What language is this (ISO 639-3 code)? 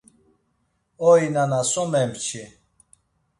lzz